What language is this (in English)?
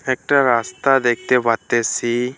Bangla